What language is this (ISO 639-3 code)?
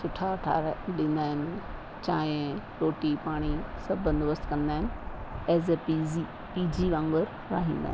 snd